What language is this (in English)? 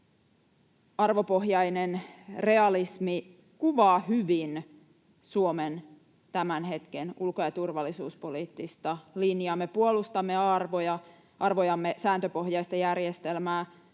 Finnish